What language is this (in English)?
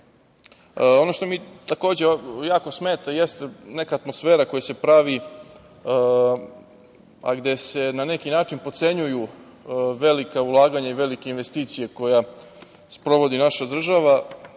Serbian